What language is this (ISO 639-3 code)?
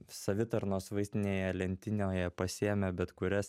lit